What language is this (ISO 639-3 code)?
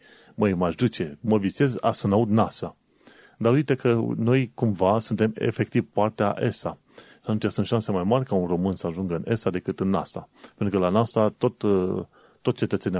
ron